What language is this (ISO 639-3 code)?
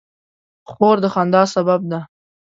pus